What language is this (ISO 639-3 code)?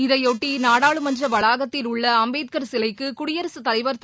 tam